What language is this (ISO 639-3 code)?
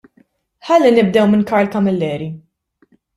mlt